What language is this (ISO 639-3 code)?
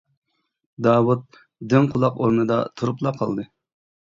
uig